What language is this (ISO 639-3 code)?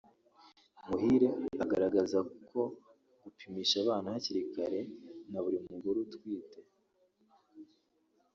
kin